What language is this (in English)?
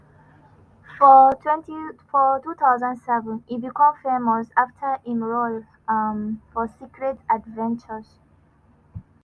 Nigerian Pidgin